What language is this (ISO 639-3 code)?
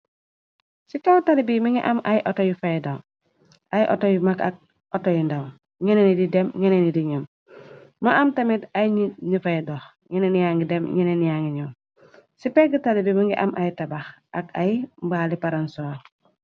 wol